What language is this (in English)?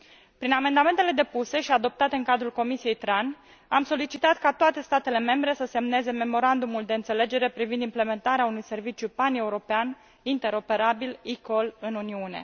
Romanian